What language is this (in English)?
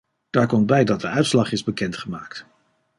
Dutch